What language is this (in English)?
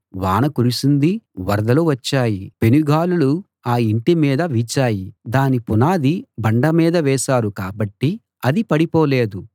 Telugu